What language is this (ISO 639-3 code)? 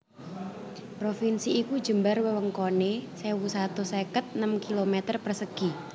jav